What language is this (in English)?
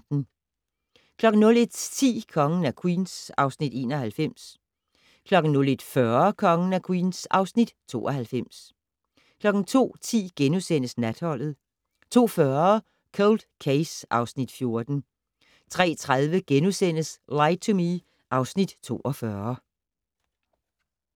Danish